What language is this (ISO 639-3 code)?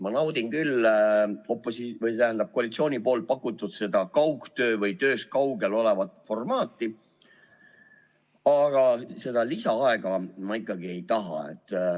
est